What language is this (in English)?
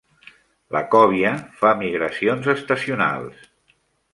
Catalan